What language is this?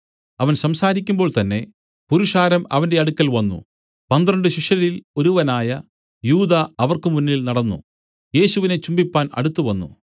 Malayalam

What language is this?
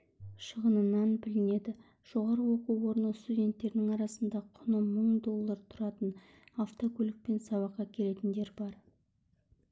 Kazakh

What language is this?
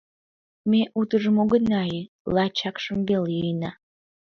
Mari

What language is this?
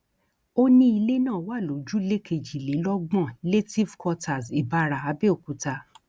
Yoruba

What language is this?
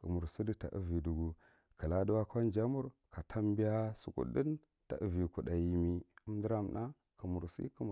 Marghi Central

